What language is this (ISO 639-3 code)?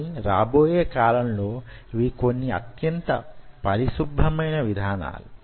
tel